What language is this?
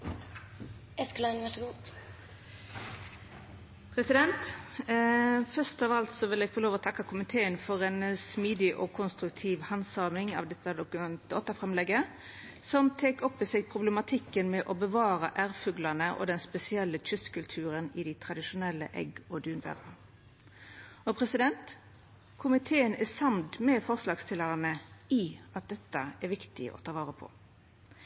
Norwegian Nynorsk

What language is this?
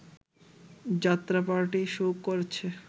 Bangla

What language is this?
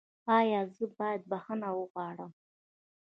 Pashto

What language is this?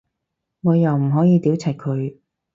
Cantonese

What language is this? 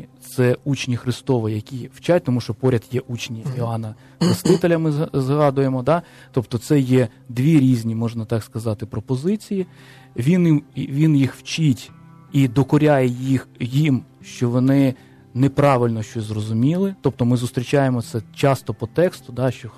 Ukrainian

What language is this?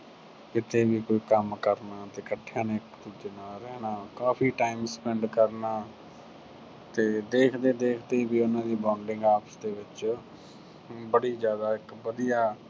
Punjabi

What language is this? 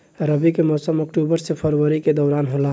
Bhojpuri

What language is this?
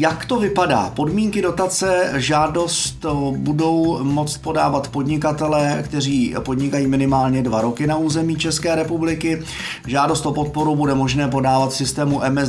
Czech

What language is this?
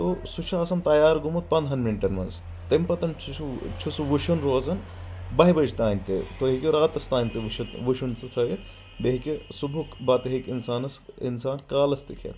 Kashmiri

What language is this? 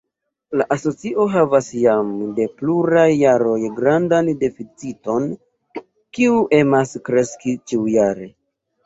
Esperanto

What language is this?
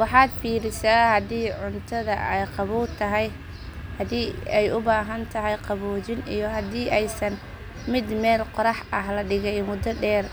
Somali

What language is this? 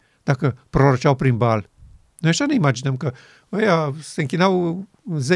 Romanian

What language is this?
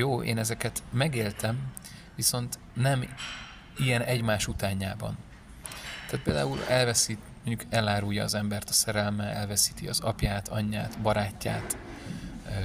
Hungarian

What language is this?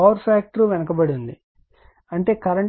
Telugu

